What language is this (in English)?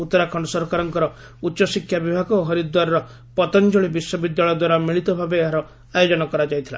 Odia